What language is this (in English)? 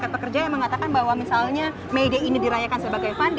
Indonesian